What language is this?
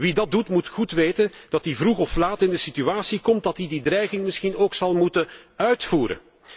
Dutch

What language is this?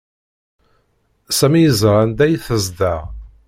Kabyle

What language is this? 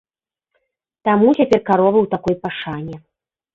Belarusian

